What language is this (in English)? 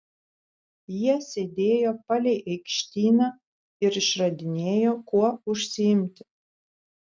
Lithuanian